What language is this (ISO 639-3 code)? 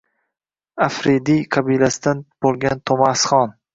uzb